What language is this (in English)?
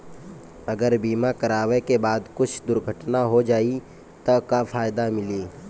Bhojpuri